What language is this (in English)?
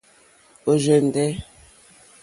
Mokpwe